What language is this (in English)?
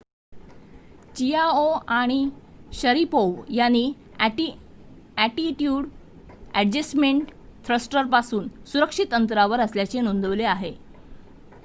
Marathi